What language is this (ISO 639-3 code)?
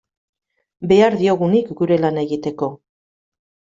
eus